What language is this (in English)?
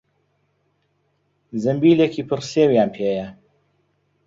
Central Kurdish